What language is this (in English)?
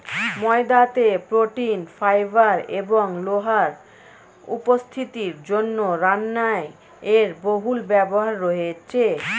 Bangla